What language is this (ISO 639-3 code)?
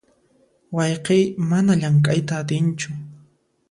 qxp